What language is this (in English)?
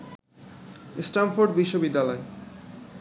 Bangla